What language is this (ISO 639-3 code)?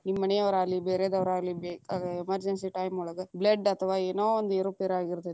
kan